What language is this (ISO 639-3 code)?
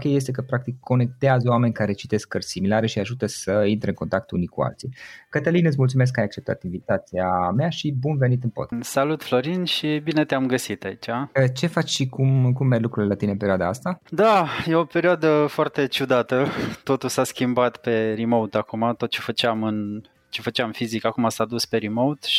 ron